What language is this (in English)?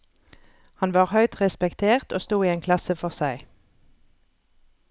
Norwegian